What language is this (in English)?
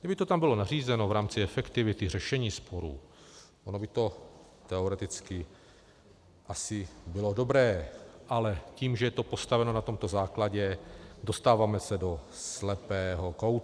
Czech